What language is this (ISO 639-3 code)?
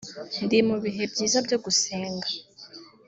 kin